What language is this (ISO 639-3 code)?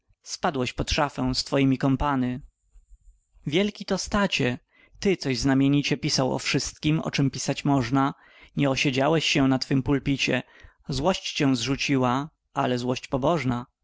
pol